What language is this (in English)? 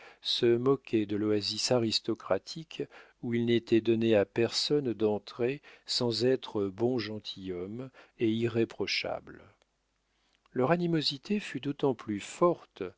French